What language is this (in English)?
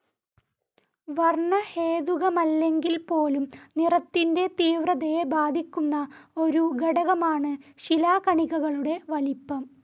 Malayalam